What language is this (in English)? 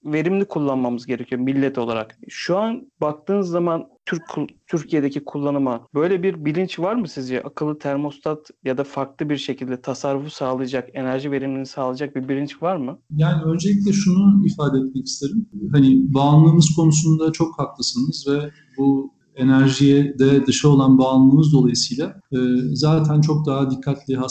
Turkish